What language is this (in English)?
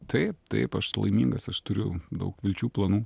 Lithuanian